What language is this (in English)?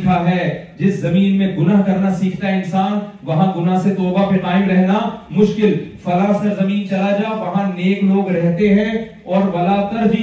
Urdu